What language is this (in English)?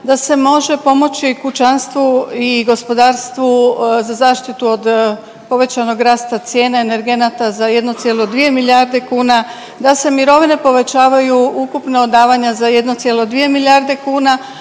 Croatian